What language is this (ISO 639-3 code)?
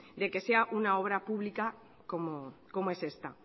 spa